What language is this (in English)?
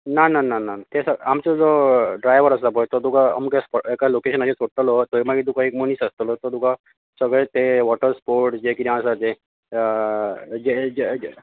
Konkani